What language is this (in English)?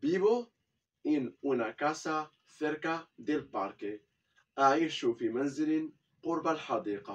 Arabic